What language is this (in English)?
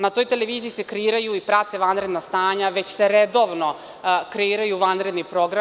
Serbian